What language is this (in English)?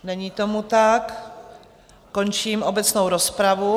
Czech